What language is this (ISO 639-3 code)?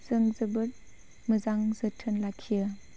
brx